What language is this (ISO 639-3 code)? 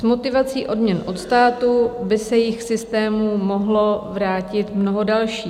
ces